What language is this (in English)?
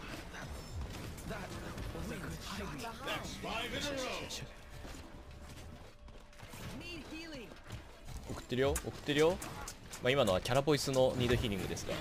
Japanese